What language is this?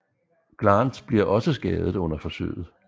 Danish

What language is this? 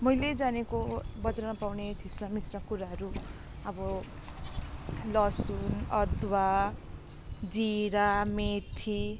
Nepali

